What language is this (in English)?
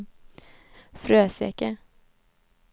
Swedish